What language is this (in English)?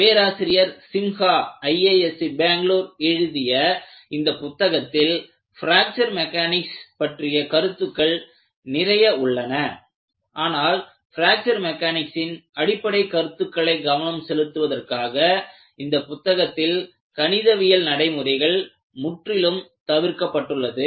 Tamil